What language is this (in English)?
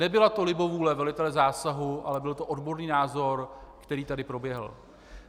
Czech